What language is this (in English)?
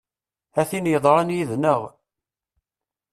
Kabyle